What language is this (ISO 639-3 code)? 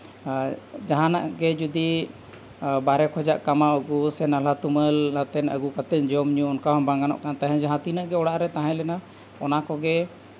sat